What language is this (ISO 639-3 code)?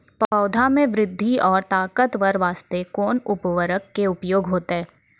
mai